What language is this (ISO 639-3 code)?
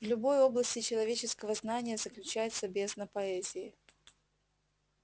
rus